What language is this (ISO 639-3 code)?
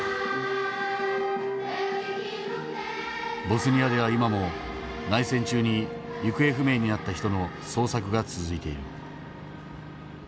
jpn